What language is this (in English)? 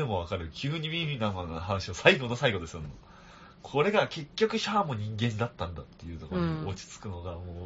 Japanese